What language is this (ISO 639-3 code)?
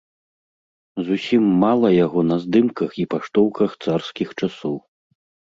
bel